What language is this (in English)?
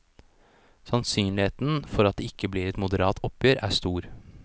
Norwegian